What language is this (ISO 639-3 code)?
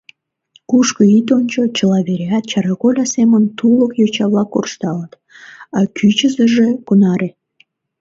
chm